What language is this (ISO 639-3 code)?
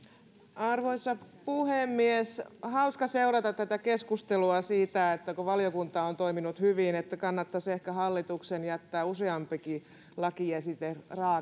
fin